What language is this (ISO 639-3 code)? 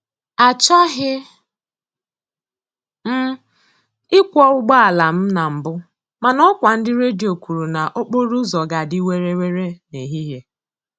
ibo